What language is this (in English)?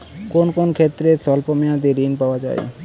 Bangla